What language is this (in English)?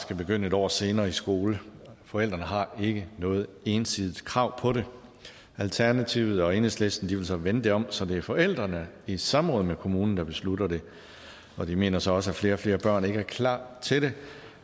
Danish